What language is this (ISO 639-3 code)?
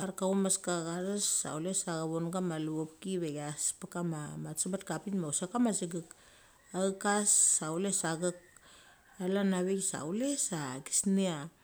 gcc